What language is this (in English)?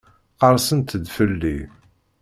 Kabyle